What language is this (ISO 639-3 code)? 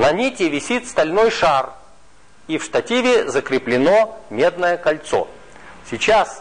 rus